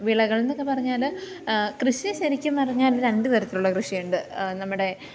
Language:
Malayalam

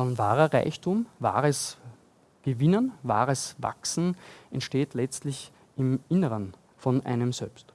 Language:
German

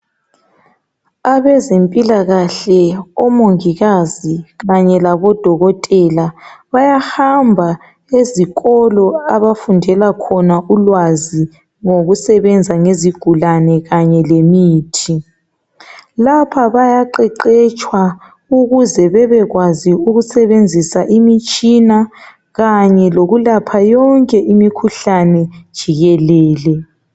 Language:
North Ndebele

